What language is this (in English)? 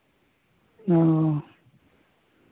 Santali